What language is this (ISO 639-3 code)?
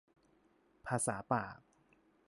tha